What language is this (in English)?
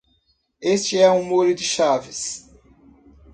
Portuguese